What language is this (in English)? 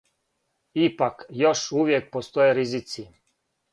Serbian